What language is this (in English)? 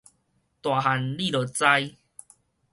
Min Nan Chinese